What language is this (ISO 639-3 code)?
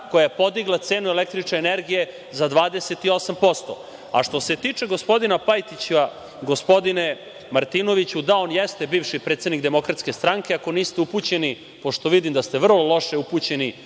srp